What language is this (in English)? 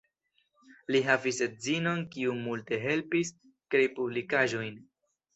Esperanto